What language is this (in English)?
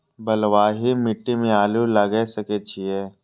Maithili